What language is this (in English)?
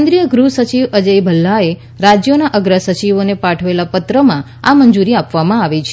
Gujarati